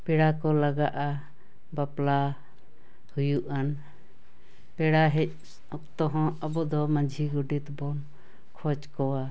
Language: Santali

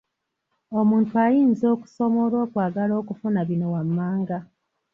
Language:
Ganda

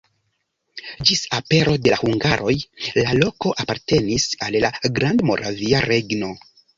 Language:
Esperanto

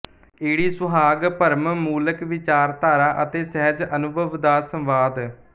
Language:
Punjabi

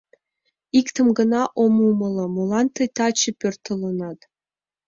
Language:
Mari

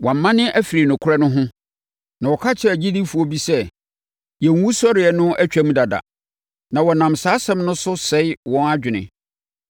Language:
Akan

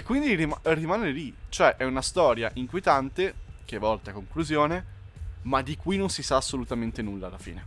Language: Italian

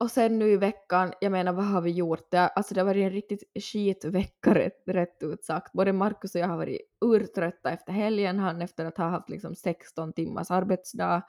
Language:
Swedish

